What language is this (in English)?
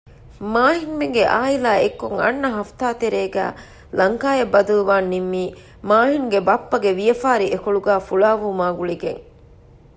Divehi